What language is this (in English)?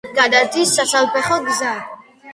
Georgian